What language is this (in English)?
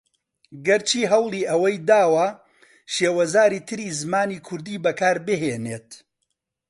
Central Kurdish